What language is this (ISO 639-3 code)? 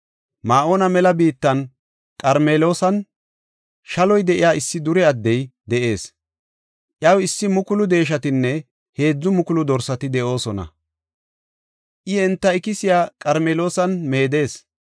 gof